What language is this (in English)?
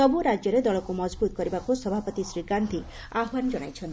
Odia